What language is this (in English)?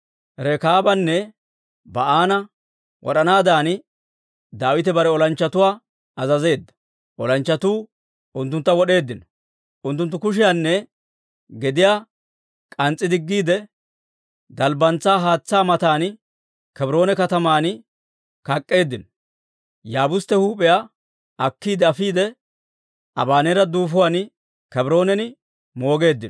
Dawro